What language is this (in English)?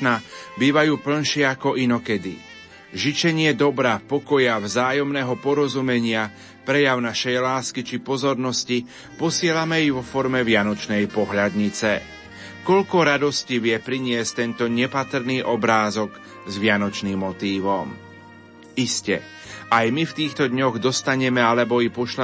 Slovak